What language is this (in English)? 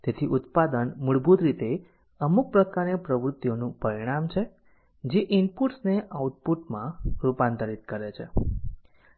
Gujarati